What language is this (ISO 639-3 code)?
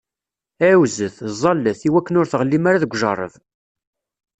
kab